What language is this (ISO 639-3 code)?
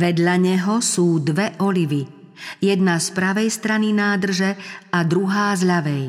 slk